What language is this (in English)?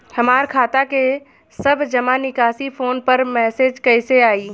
Bhojpuri